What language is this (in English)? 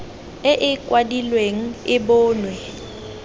Tswana